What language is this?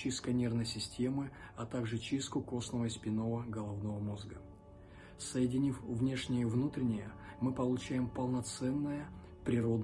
Russian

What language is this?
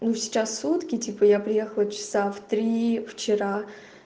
Russian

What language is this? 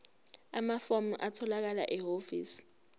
Zulu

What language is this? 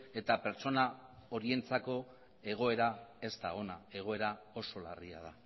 Basque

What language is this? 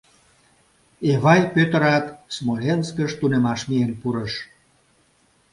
Mari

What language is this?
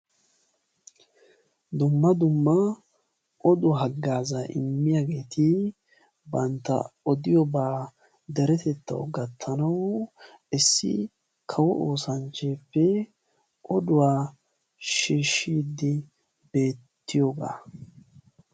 Wolaytta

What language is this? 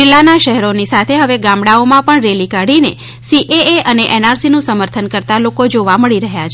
Gujarati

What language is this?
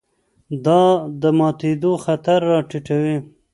Pashto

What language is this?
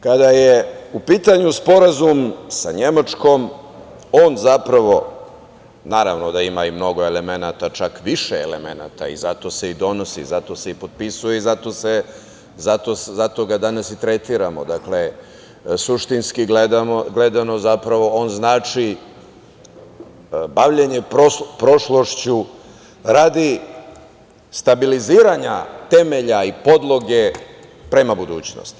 Serbian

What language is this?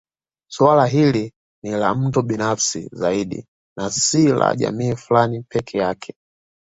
Swahili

